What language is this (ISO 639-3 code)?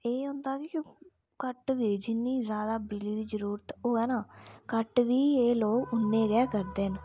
doi